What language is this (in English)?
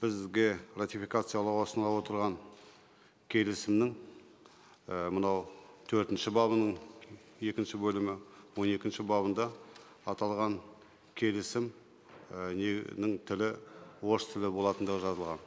Kazakh